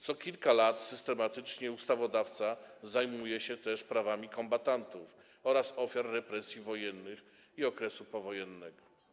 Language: Polish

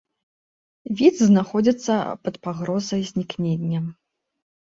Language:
Belarusian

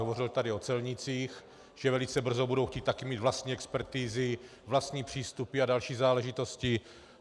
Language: Czech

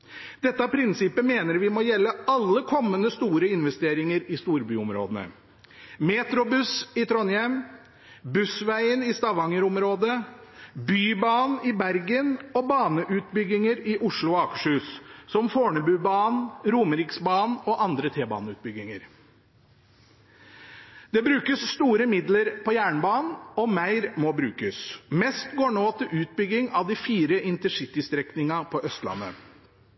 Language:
Norwegian Bokmål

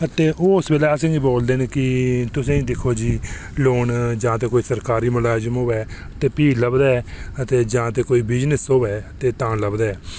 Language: Dogri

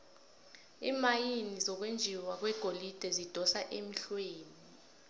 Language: South Ndebele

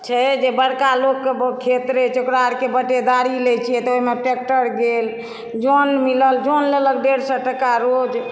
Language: Maithili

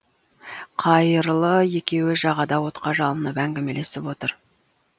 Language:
Kazakh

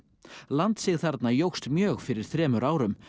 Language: Icelandic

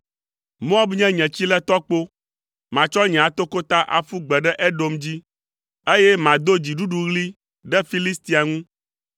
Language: Ewe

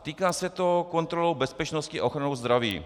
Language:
Czech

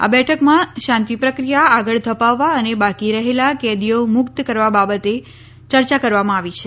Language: Gujarati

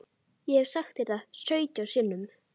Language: Icelandic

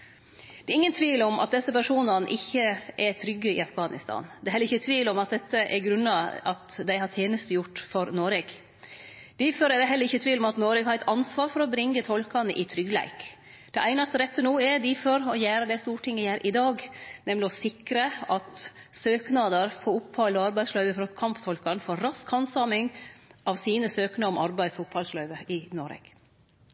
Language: Norwegian Nynorsk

